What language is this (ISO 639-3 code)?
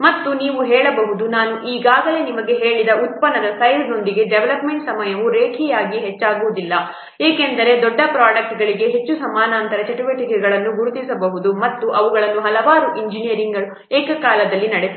kan